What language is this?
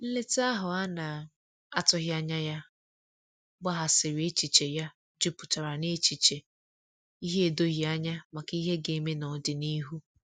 Igbo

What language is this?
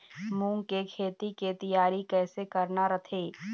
Chhattisgarhi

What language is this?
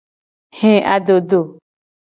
Gen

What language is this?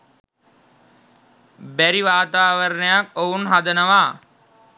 Sinhala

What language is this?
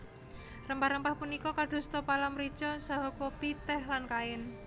Javanese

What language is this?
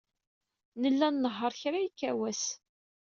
Kabyle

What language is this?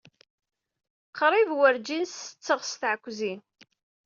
Kabyle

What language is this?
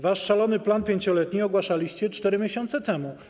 Polish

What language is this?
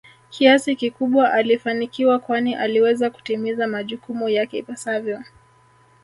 Swahili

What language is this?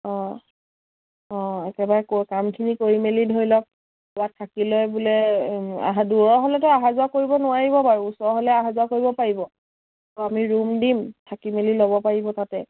Assamese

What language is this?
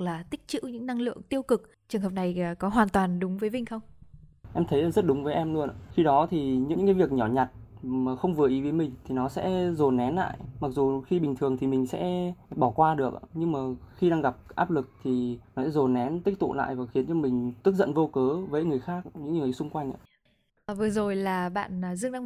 Vietnamese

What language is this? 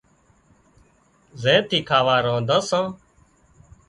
Wadiyara Koli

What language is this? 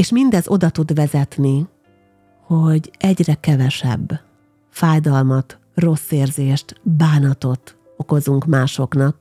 Hungarian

